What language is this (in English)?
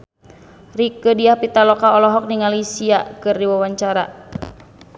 Sundanese